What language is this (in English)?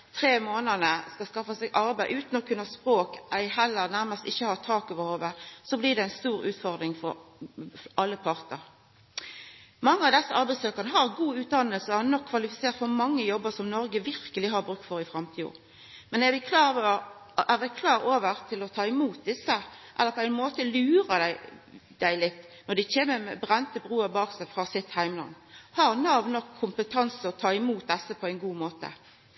Norwegian Nynorsk